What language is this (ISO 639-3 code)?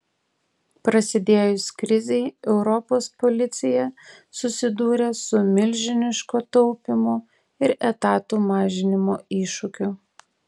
lit